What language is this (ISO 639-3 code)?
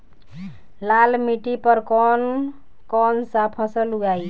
bho